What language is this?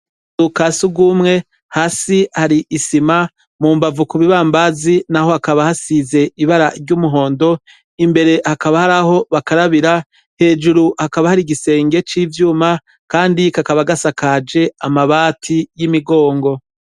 Rundi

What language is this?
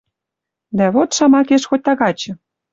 Western Mari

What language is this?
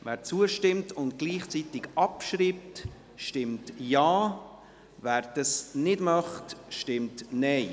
Swiss German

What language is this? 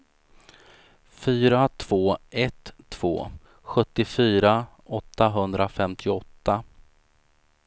Swedish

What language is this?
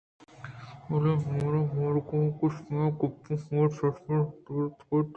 Eastern Balochi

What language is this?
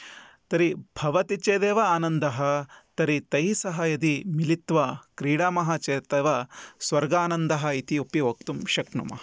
Sanskrit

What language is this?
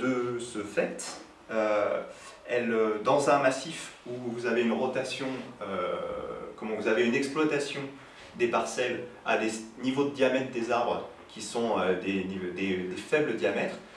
French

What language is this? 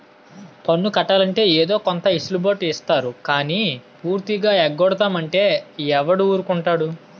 Telugu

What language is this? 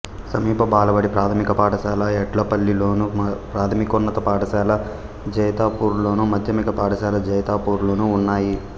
Telugu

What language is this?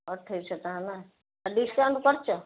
Odia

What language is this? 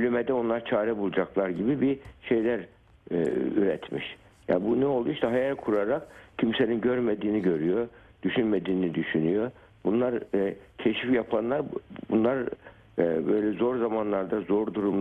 Turkish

